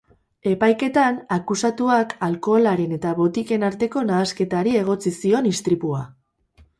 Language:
Basque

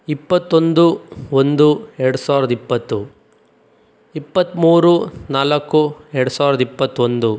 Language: Kannada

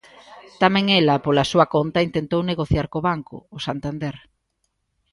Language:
Galician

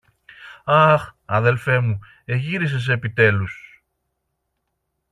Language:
Greek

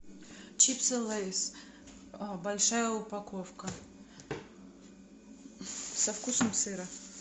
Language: Russian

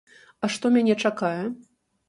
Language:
Belarusian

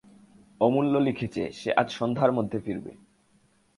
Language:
Bangla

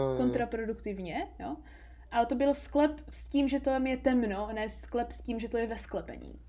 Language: Czech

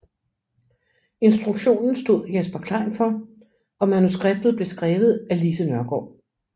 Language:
Danish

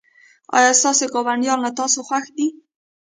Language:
Pashto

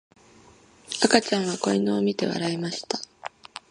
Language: Japanese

